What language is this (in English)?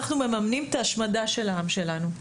Hebrew